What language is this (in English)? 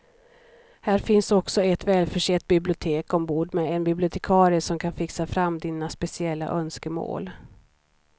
Swedish